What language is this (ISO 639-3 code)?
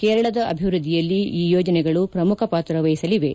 kan